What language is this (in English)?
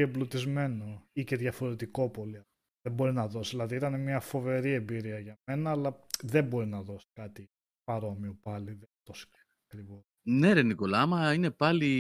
Greek